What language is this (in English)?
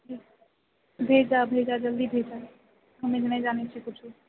Maithili